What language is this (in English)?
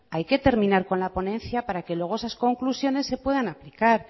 Spanish